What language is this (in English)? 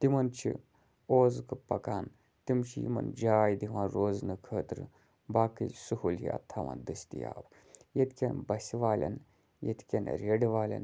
Kashmiri